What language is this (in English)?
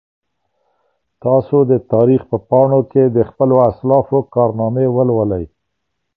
Pashto